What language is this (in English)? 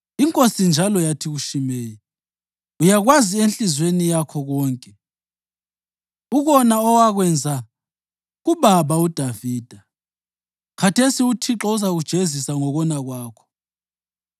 North Ndebele